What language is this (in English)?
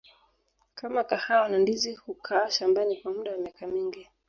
Swahili